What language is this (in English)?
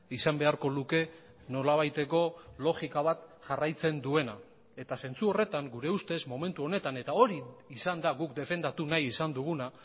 Basque